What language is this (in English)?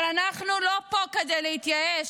Hebrew